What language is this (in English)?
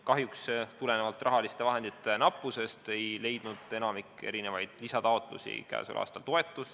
Estonian